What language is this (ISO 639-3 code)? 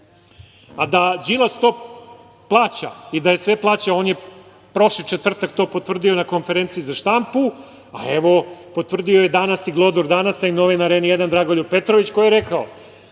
srp